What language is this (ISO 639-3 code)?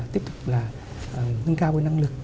vie